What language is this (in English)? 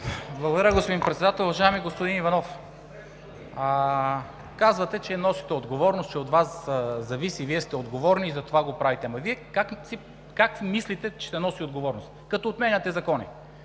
Bulgarian